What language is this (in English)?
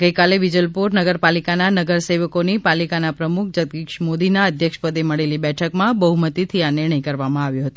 Gujarati